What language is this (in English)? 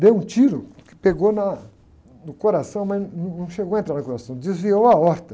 Portuguese